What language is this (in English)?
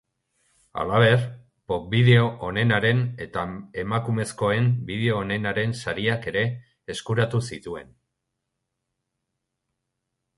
Basque